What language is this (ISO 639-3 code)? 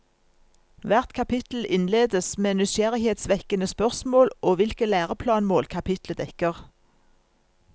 nor